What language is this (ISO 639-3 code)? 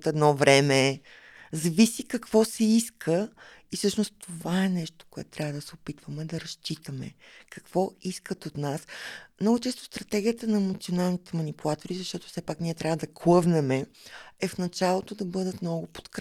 bul